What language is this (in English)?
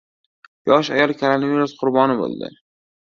Uzbek